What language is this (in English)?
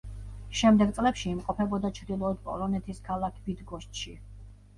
Georgian